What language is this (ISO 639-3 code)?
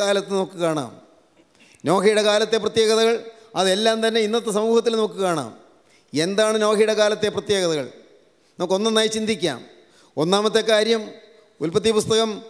mal